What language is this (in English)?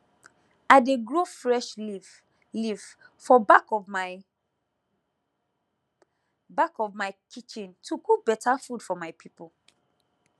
Nigerian Pidgin